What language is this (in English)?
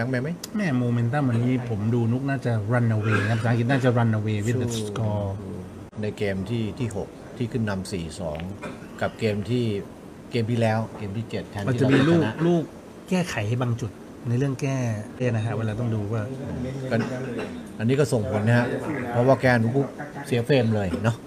Thai